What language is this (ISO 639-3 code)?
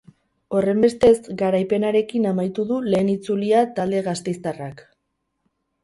eus